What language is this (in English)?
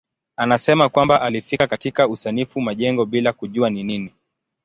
Swahili